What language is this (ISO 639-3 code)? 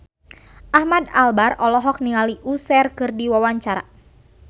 sun